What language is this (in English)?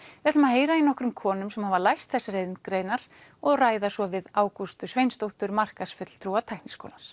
Icelandic